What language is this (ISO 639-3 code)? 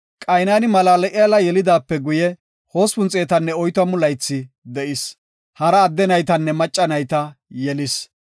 gof